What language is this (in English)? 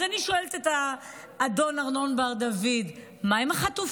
Hebrew